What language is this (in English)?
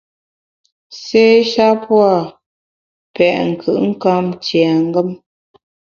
Bamun